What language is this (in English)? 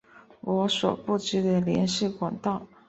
Chinese